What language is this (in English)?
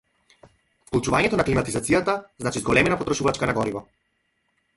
Macedonian